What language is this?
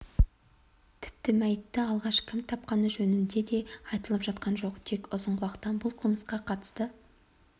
Kazakh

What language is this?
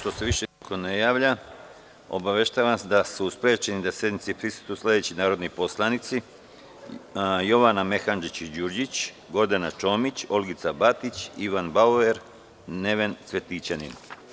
Serbian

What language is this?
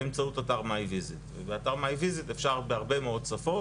Hebrew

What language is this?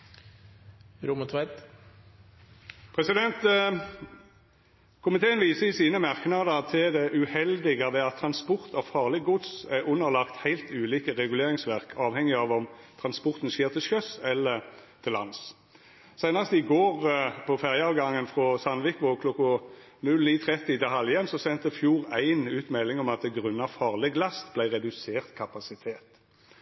Norwegian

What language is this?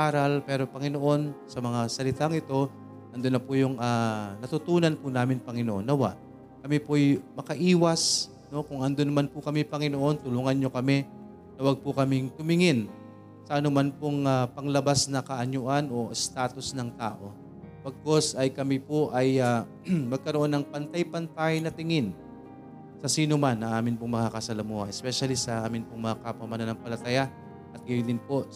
Filipino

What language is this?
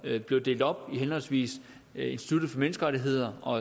Danish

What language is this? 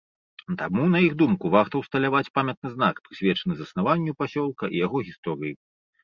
Belarusian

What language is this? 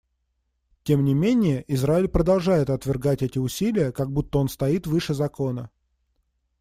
Russian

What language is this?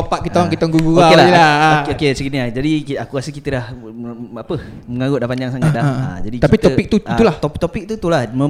Malay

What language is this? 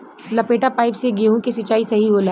Bhojpuri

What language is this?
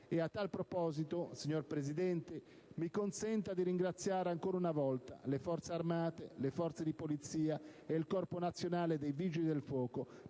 Italian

